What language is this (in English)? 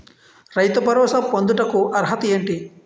Telugu